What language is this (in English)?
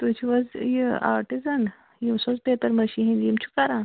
Kashmiri